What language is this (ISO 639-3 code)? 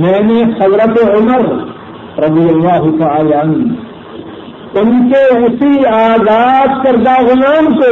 urd